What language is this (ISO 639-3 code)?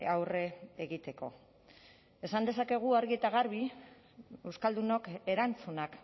eus